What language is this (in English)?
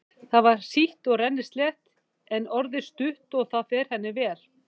Icelandic